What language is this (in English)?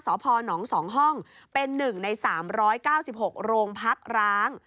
Thai